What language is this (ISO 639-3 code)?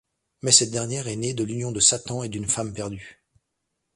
fra